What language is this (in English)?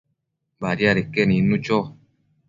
Matsés